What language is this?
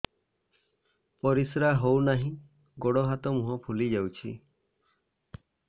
Odia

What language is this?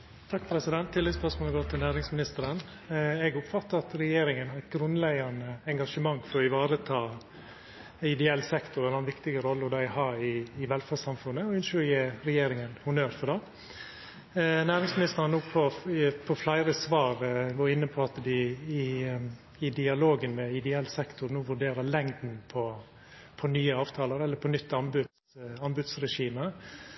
Norwegian Nynorsk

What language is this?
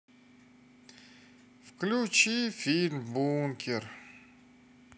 Russian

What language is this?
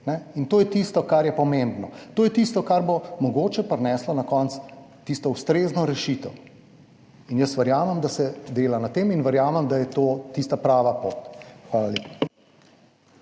Slovenian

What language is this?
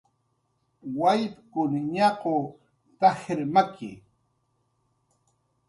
Jaqaru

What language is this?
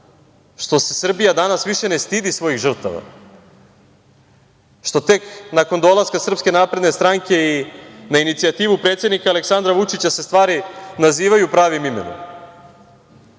Serbian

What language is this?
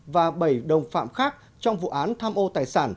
Vietnamese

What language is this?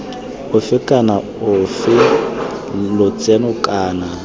Tswana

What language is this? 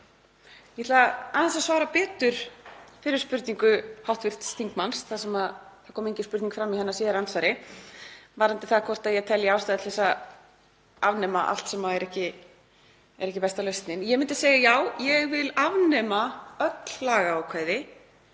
Icelandic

